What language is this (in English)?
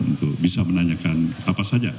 Indonesian